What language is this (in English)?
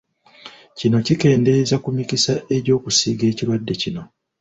Ganda